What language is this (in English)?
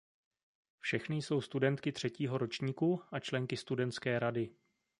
Czech